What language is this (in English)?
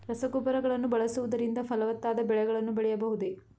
Kannada